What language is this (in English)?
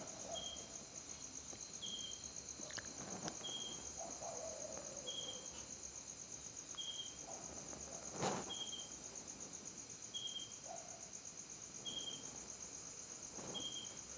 Marathi